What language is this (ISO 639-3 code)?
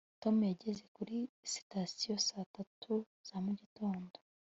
kin